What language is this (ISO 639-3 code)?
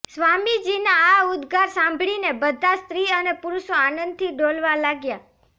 guj